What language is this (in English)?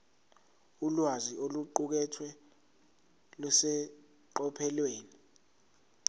Zulu